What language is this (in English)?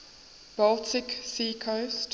English